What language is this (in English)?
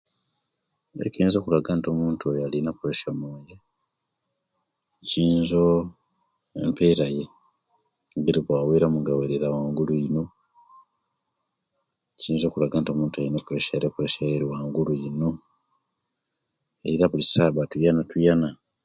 Kenyi